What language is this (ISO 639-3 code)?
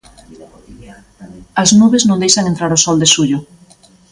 glg